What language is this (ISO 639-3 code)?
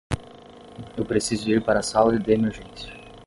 por